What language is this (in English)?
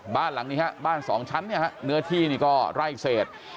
Thai